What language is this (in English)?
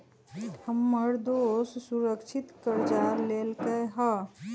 Magahi